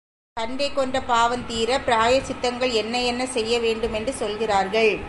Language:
Tamil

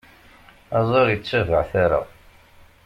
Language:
Kabyle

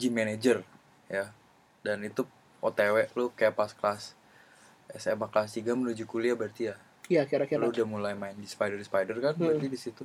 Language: Indonesian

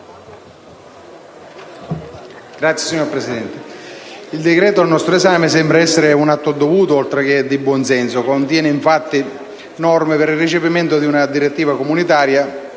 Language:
Italian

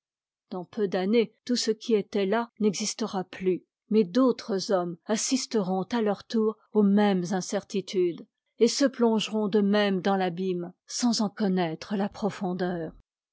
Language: French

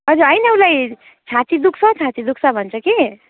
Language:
Nepali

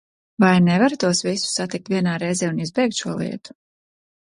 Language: Latvian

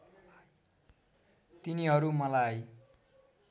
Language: Nepali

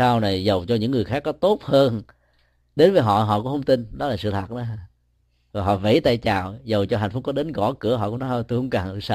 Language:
Vietnamese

